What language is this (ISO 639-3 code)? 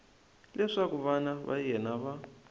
tso